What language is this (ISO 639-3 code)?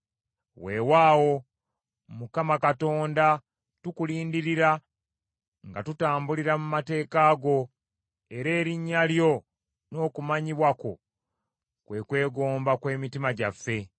lug